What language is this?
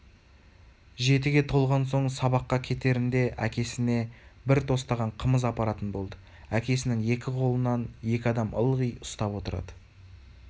Kazakh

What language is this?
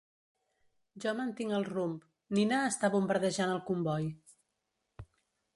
Catalan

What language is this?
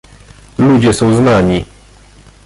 Polish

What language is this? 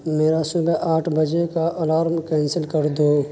Urdu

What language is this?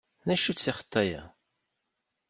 Kabyle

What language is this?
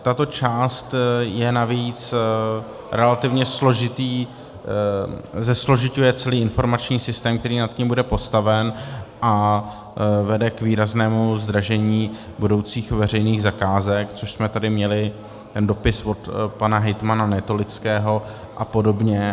Czech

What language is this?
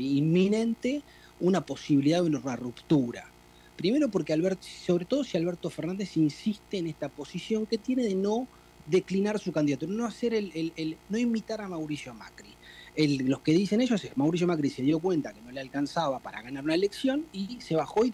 Spanish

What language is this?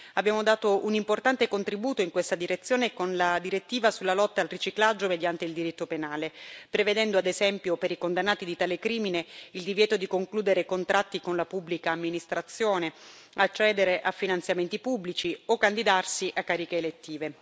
Italian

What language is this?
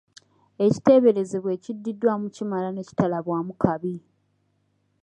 Ganda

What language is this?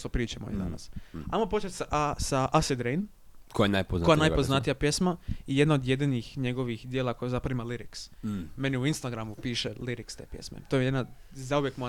Croatian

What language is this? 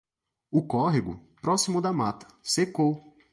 Portuguese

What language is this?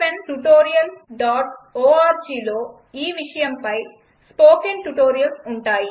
Telugu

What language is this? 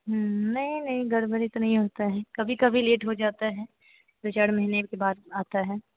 Hindi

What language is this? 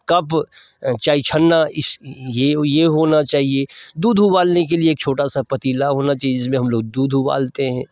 Hindi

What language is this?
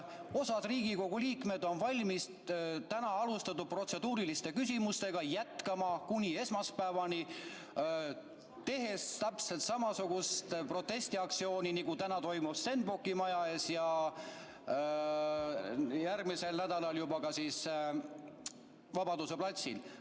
Estonian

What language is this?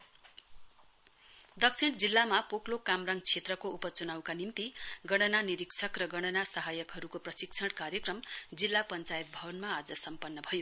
Nepali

